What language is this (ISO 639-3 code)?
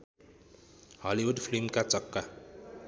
nep